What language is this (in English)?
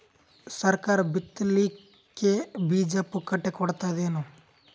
Kannada